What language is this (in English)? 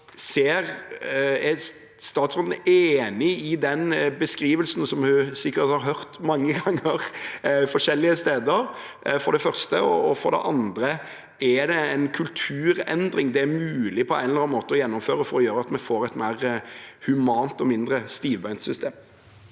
Norwegian